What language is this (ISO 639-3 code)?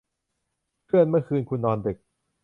tha